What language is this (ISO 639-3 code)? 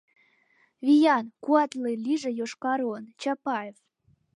chm